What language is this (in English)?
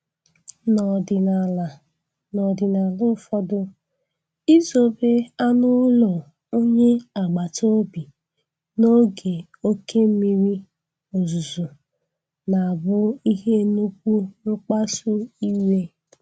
Igbo